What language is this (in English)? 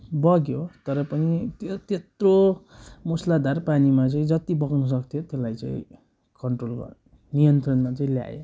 Nepali